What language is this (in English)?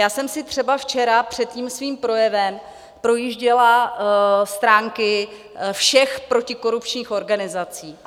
Czech